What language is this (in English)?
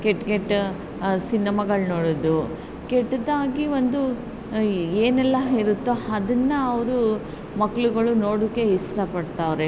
Kannada